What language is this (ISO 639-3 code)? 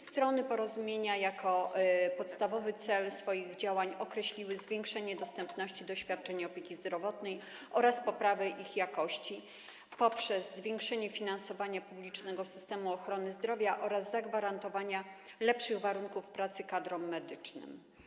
pol